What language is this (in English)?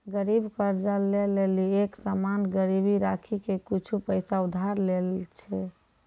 Maithili